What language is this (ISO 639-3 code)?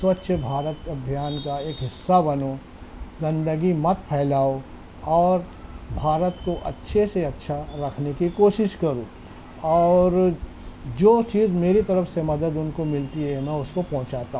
urd